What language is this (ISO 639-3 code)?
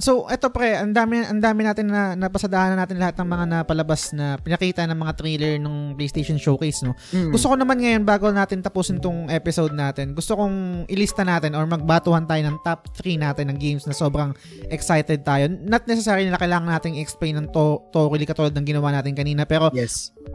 fil